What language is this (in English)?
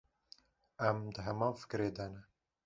Kurdish